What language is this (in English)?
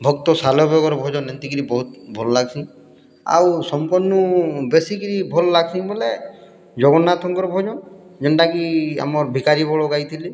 Odia